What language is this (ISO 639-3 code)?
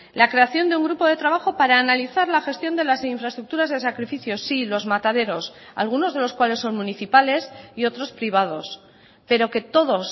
spa